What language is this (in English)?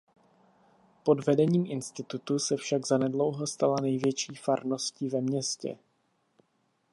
Czech